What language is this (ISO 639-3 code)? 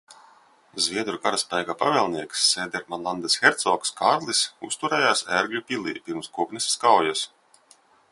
lav